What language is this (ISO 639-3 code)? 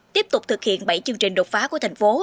vie